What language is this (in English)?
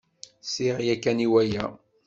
Kabyle